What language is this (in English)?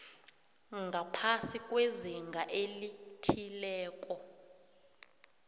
South Ndebele